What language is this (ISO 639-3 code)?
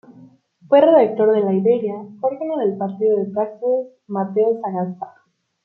spa